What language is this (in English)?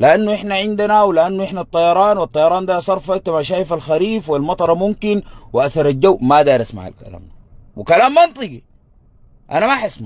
Arabic